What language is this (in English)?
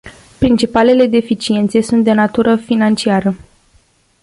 Romanian